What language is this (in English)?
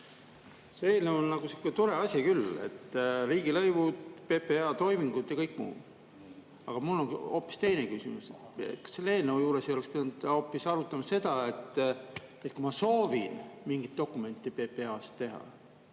Estonian